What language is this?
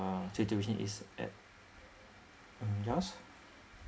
English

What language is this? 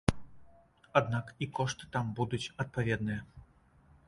Belarusian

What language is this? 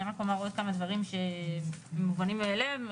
Hebrew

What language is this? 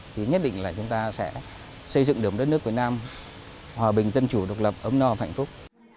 Vietnamese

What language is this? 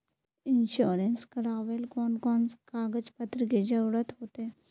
Magahi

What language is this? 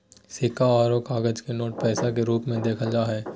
Magahi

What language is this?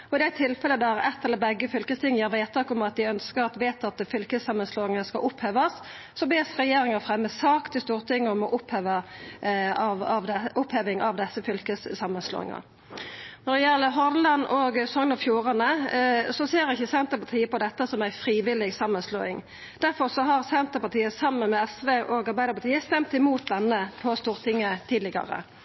Norwegian Nynorsk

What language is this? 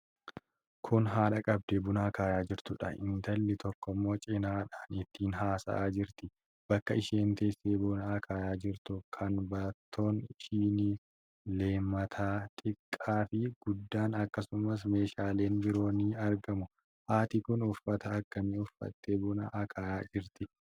Oromo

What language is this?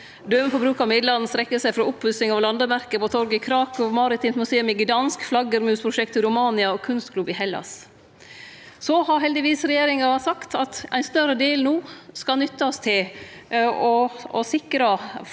Norwegian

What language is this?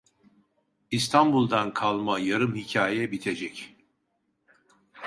Turkish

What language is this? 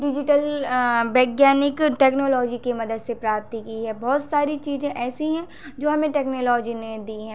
Hindi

